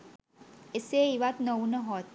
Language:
Sinhala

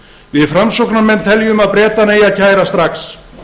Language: Icelandic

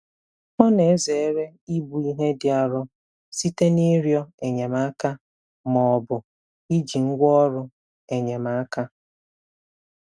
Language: Igbo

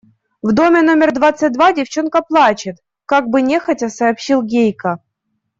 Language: Russian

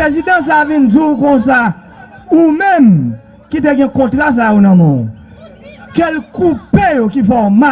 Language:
French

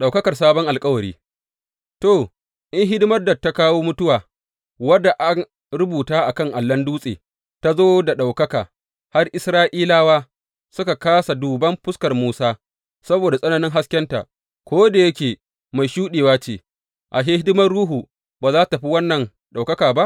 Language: Hausa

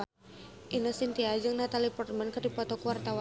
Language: Sundanese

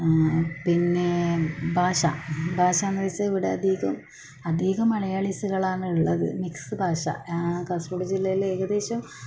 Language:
Malayalam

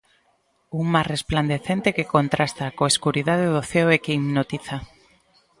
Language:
Galician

